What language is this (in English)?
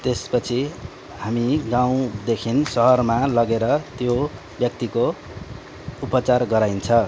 Nepali